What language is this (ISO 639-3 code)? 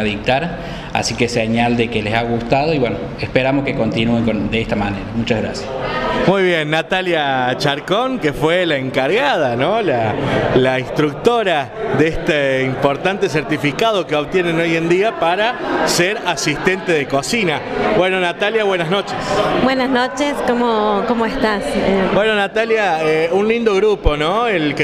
spa